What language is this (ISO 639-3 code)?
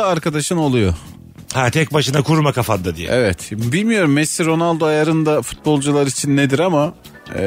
tur